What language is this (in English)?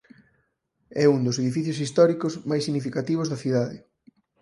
Galician